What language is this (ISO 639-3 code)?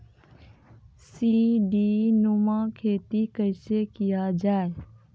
mai